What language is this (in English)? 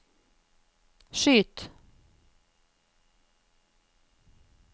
Norwegian